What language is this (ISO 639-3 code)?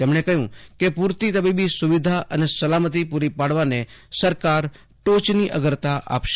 guj